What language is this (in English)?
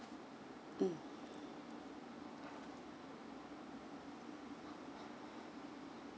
English